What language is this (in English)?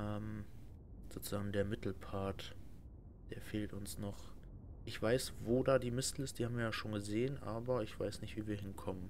German